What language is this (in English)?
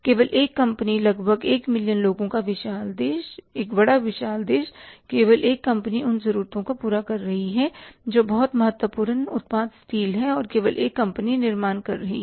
Hindi